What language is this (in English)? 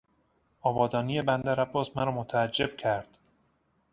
Persian